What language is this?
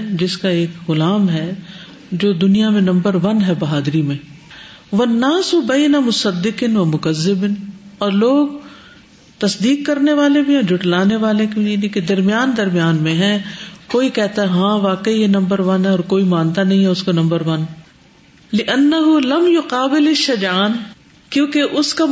Urdu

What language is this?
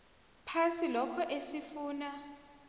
South Ndebele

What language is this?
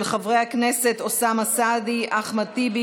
Hebrew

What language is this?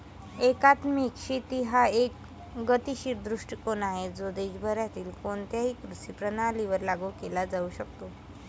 Marathi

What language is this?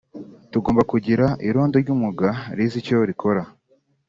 Kinyarwanda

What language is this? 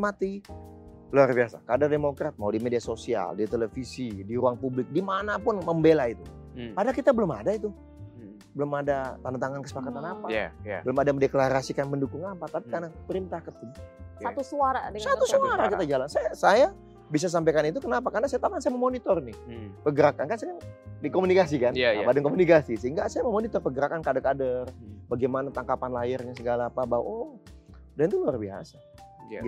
Indonesian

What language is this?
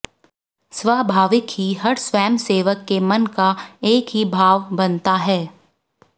Hindi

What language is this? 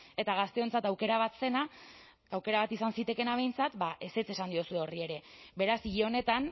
Basque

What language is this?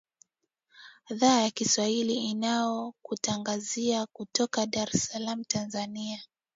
Swahili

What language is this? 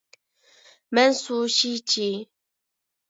Uyghur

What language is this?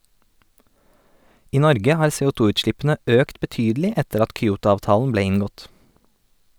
Norwegian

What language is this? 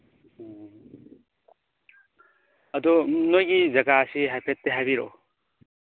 Manipuri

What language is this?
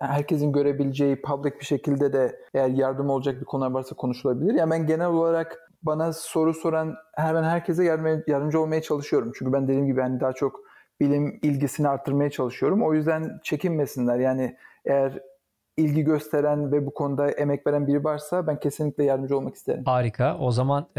Turkish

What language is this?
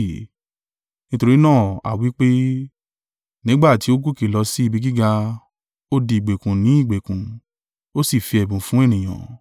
Yoruba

